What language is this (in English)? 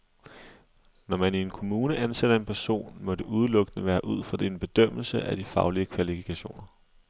Danish